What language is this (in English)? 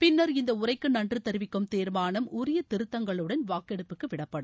Tamil